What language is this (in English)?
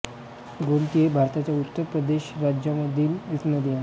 Marathi